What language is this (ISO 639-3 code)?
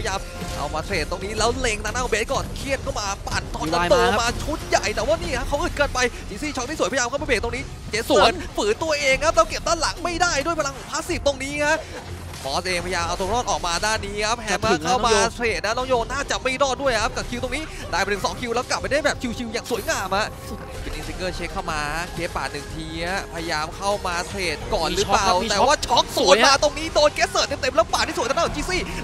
tha